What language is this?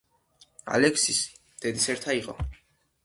Georgian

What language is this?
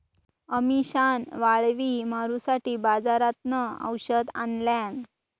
Marathi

